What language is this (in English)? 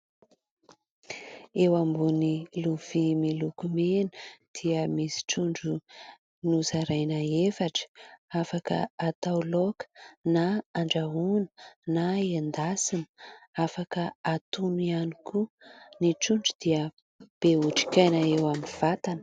Malagasy